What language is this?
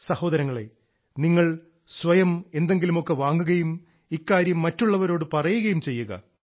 Malayalam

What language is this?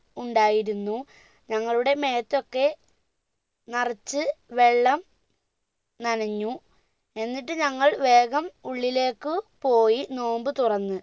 Malayalam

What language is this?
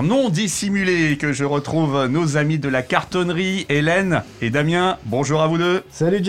French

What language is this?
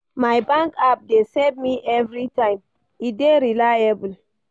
Nigerian Pidgin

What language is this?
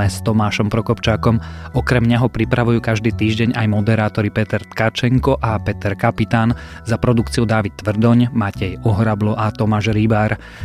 Slovak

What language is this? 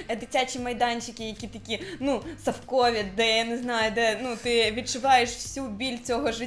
Russian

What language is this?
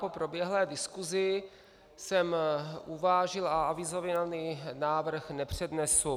Czech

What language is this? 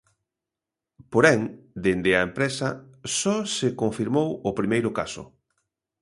Galician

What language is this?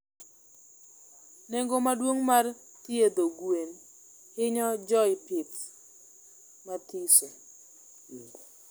Luo (Kenya and Tanzania)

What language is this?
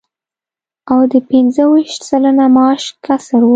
Pashto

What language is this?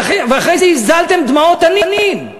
Hebrew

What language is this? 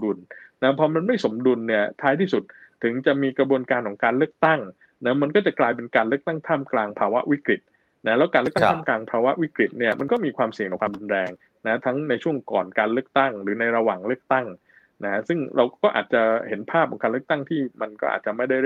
Thai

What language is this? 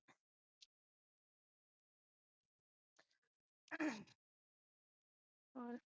Punjabi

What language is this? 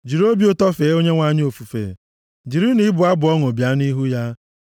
Igbo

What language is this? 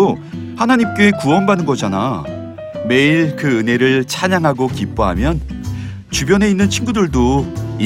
Korean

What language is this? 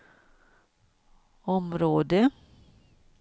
Swedish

